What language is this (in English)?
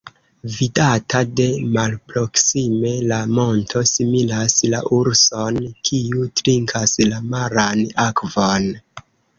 Esperanto